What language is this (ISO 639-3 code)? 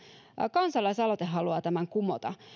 fin